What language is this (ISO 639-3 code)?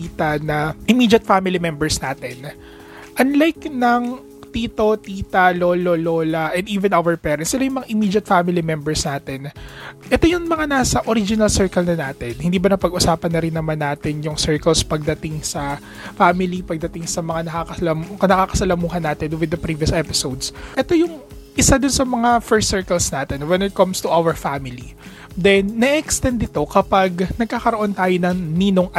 fil